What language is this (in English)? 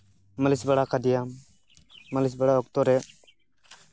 Santali